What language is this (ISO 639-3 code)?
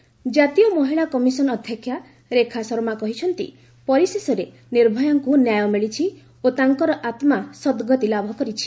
ori